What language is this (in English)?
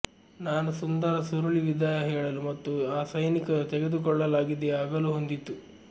Kannada